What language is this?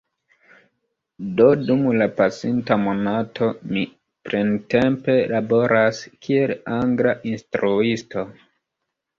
Esperanto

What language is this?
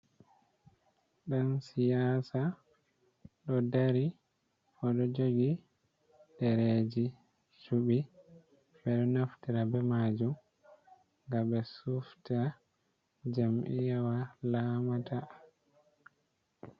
Fula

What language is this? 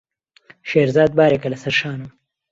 Central Kurdish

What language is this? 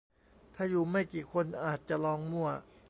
Thai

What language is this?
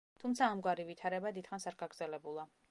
Georgian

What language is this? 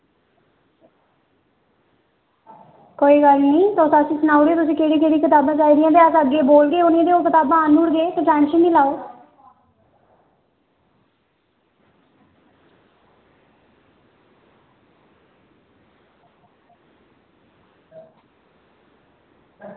Dogri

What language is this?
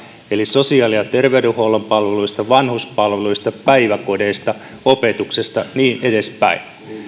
Finnish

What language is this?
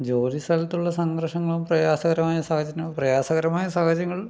Malayalam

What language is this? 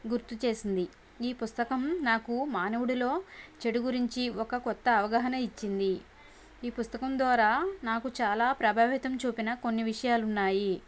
Telugu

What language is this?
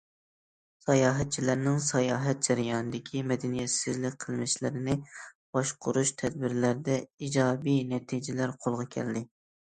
Uyghur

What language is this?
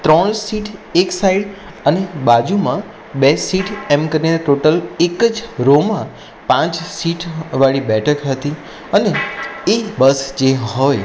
Gujarati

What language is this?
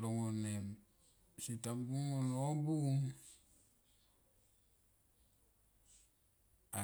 Tomoip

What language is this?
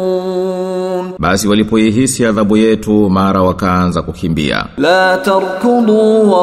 Swahili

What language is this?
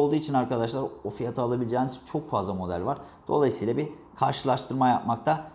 Turkish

